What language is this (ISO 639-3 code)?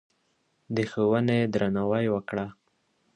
pus